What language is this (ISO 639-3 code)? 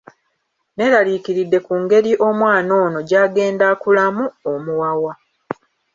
lug